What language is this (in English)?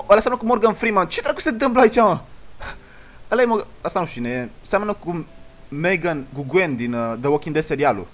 Romanian